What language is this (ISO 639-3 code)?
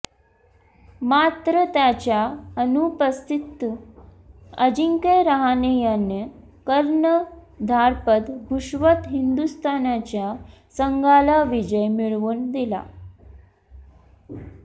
mar